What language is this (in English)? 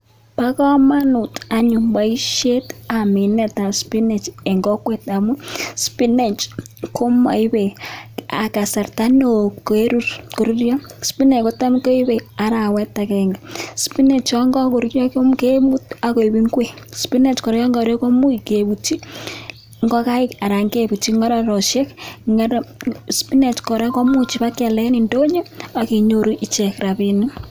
Kalenjin